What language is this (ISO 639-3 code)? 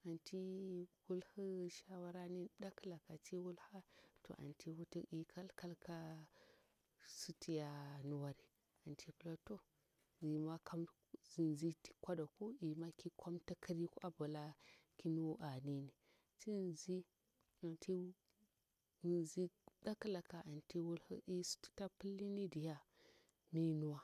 bwr